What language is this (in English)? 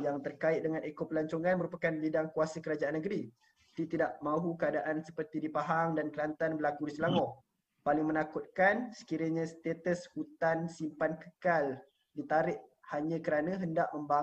Malay